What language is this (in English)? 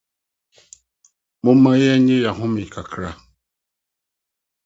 Akan